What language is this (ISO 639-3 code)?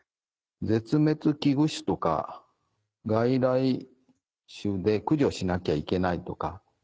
jpn